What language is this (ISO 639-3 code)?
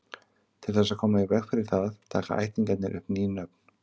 isl